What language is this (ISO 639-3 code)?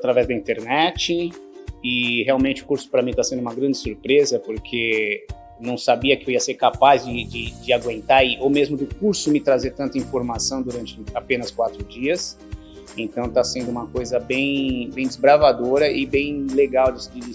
por